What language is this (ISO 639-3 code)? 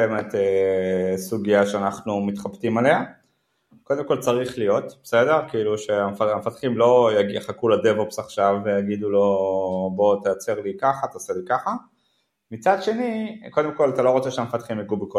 heb